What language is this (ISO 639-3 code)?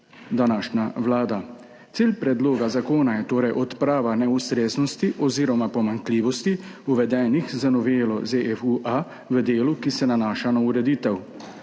slv